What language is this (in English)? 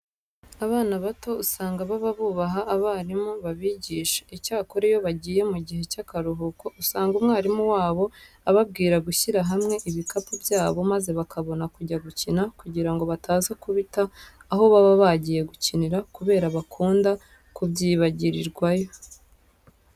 Kinyarwanda